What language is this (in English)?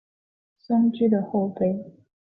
Chinese